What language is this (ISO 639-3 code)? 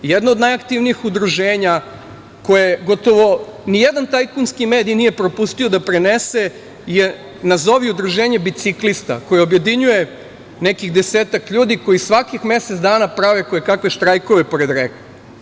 srp